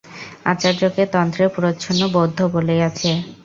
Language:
Bangla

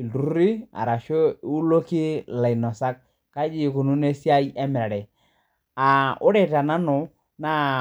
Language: Masai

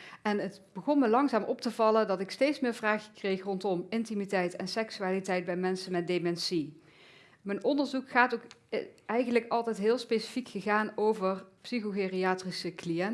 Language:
Dutch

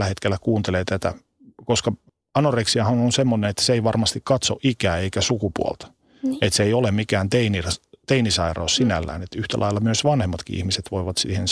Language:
Finnish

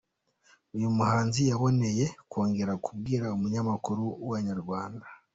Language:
Kinyarwanda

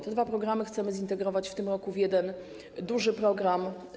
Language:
Polish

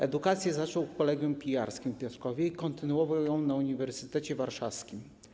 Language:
Polish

